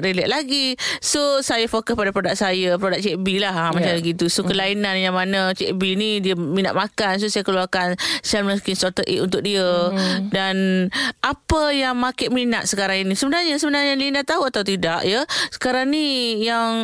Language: Malay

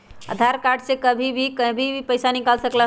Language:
Magahi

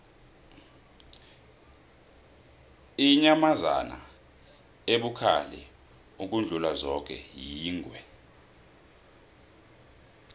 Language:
South Ndebele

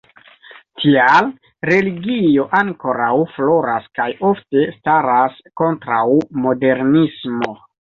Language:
Esperanto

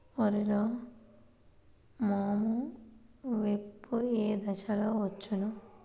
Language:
Telugu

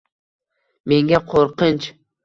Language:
Uzbek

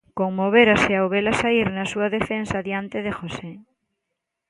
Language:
Galician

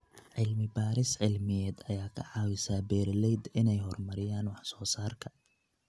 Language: Somali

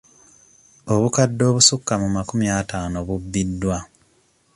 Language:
Ganda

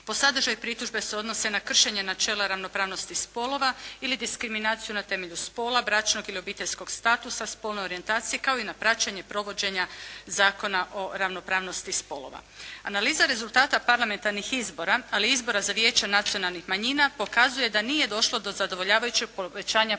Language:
Croatian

